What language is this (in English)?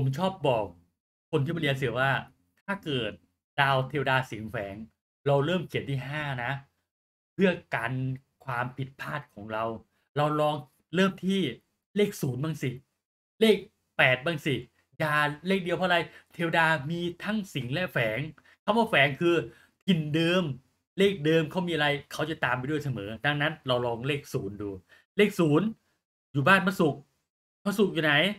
Thai